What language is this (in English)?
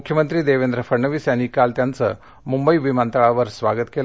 Marathi